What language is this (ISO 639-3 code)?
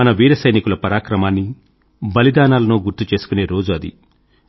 tel